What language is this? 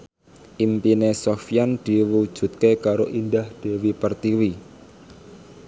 Javanese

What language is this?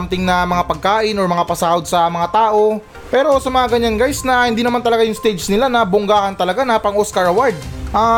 Filipino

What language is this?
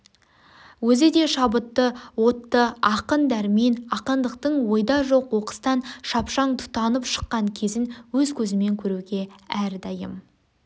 Kazakh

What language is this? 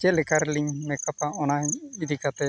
Santali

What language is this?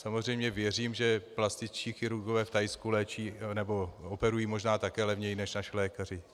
Czech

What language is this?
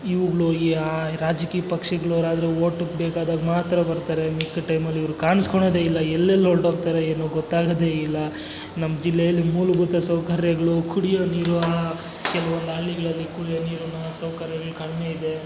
Kannada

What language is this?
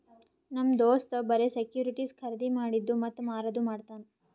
Kannada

